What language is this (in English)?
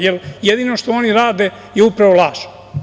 Serbian